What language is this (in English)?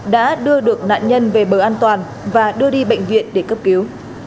Vietnamese